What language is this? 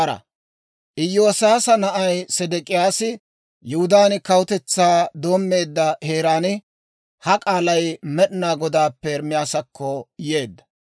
Dawro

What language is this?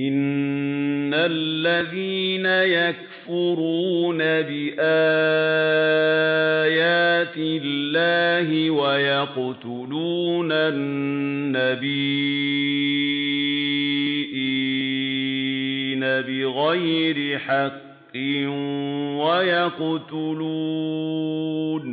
Arabic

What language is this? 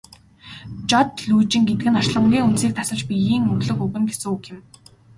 Mongolian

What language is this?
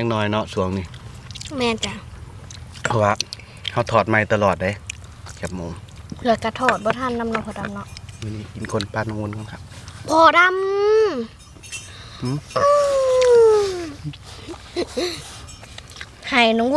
Thai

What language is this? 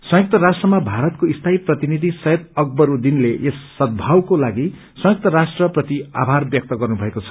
Nepali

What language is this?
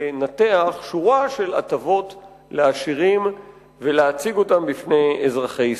Hebrew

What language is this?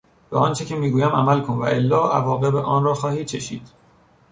Persian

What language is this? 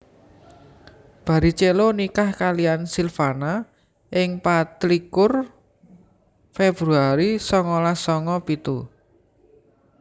Javanese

